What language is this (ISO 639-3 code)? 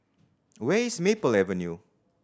eng